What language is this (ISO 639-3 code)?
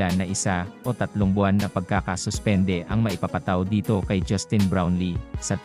fil